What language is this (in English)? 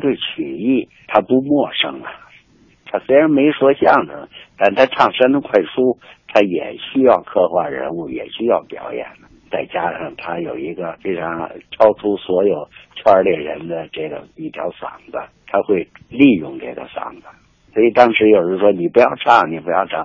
Chinese